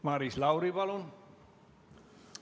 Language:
Estonian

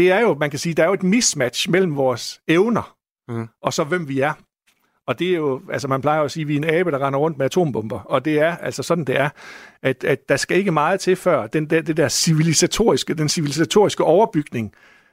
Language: Danish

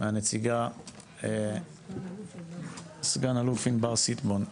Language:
Hebrew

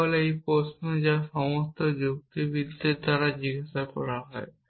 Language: Bangla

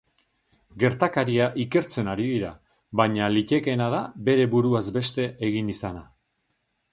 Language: Basque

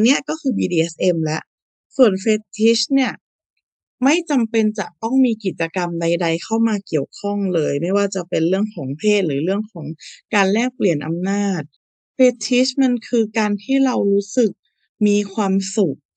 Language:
Thai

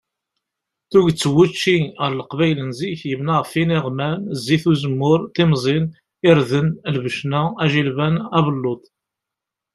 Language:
Kabyle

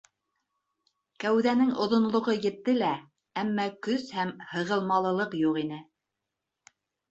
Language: Bashkir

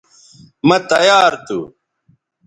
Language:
Bateri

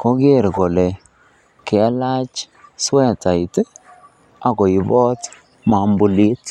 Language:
Kalenjin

